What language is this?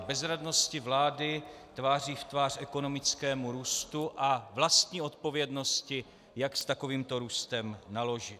Czech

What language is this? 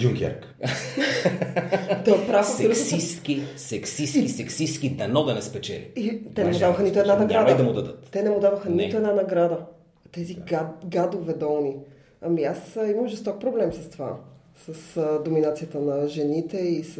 Bulgarian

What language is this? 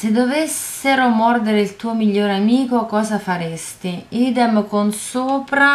Italian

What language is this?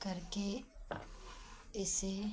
Hindi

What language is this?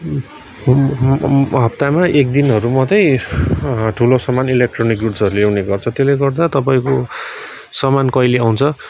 Nepali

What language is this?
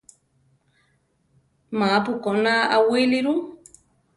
Central Tarahumara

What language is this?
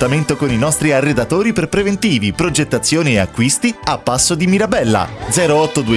Italian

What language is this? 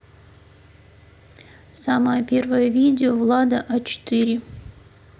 Russian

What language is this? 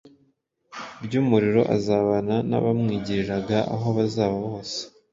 Kinyarwanda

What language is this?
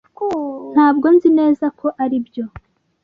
Kinyarwanda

